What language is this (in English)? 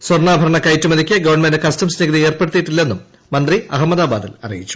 Malayalam